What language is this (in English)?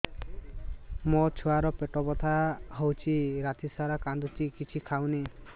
Odia